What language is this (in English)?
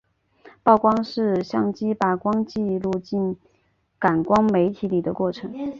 Chinese